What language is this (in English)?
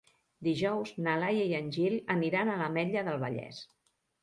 Catalan